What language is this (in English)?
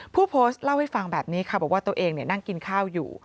Thai